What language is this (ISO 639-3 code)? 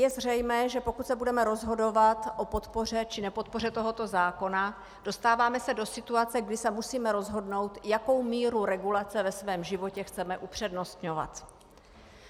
ces